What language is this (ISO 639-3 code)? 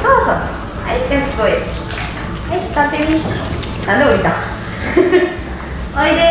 jpn